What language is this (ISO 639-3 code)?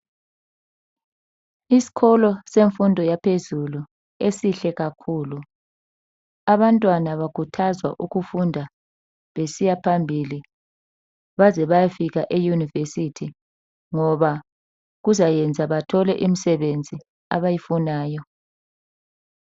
nde